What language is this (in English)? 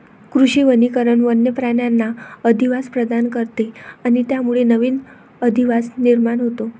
Marathi